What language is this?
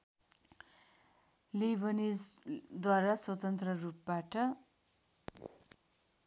Nepali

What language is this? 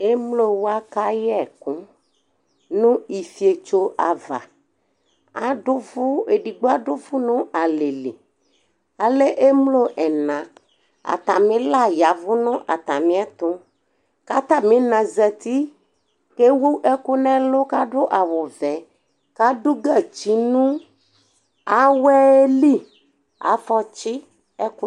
Ikposo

